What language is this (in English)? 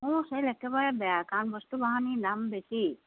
Assamese